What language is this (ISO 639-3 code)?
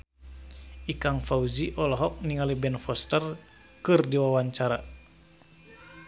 sun